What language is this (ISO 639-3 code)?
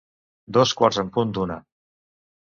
cat